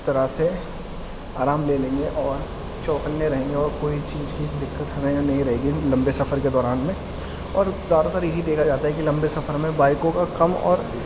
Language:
Urdu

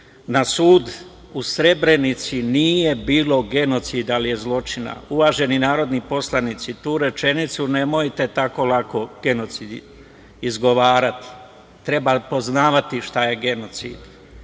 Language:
Serbian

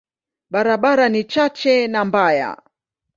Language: Swahili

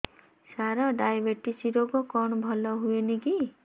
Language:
Odia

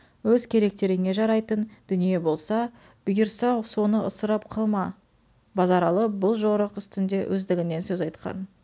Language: Kazakh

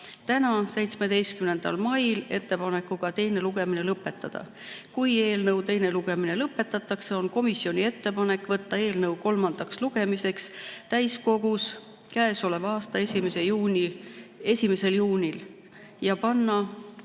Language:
Estonian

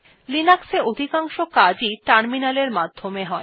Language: Bangla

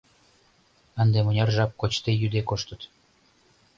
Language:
Mari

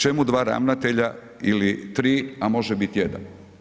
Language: Croatian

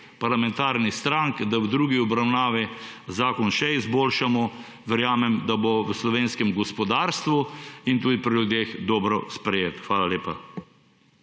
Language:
Slovenian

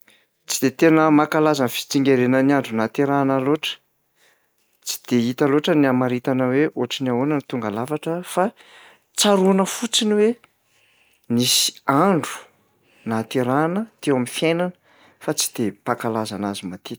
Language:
Malagasy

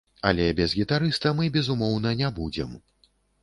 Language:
Belarusian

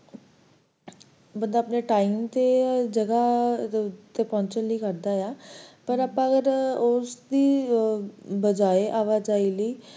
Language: Punjabi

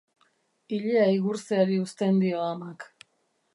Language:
Basque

